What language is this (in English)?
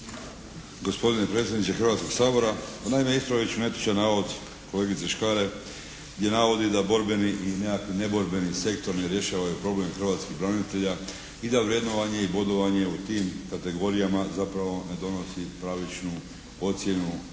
Croatian